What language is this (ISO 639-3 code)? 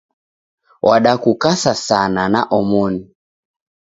dav